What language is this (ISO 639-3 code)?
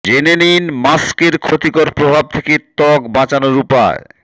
ben